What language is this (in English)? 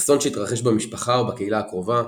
Hebrew